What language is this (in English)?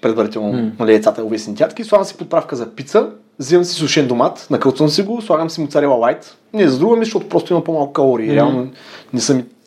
Bulgarian